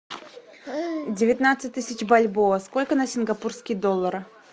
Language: Russian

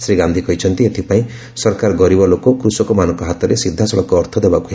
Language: Odia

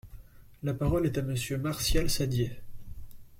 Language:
French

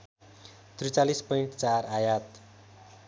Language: Nepali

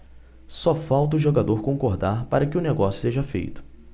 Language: Portuguese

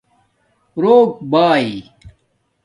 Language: Domaaki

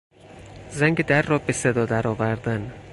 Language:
Persian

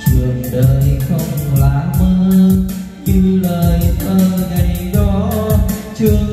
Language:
Vietnamese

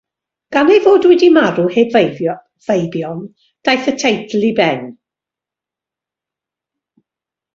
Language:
Welsh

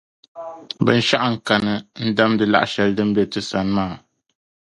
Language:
Dagbani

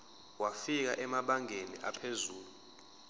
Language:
Zulu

